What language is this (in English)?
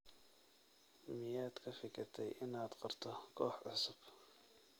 Somali